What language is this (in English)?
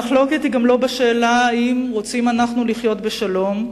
Hebrew